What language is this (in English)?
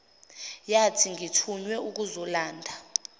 Zulu